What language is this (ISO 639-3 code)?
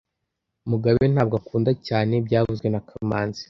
kin